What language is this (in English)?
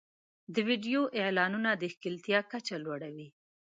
Pashto